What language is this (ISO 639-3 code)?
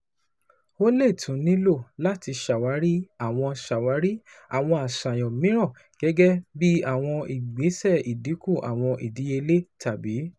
yor